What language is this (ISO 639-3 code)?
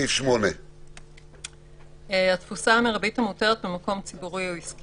heb